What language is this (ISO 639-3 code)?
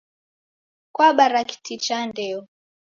dav